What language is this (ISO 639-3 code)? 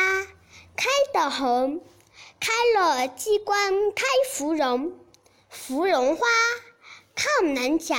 zho